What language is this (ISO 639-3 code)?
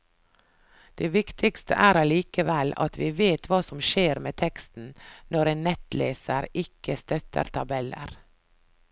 nor